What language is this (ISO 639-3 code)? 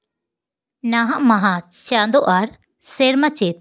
sat